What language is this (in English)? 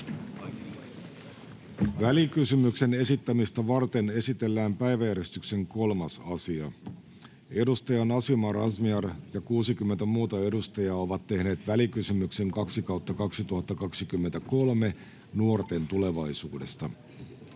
Finnish